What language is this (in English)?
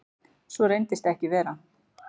Icelandic